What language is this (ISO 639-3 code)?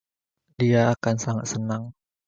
ind